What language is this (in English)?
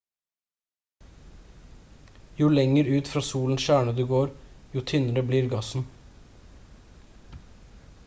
Norwegian Bokmål